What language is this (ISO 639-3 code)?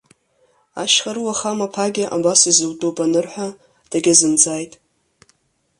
abk